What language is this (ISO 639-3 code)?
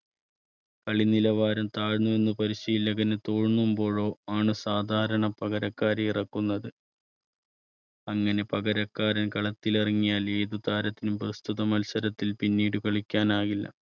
mal